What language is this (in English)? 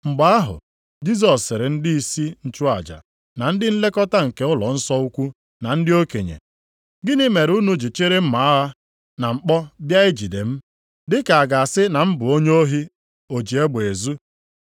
Igbo